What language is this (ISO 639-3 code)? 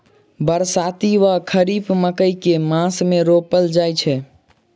mai